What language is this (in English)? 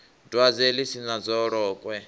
Venda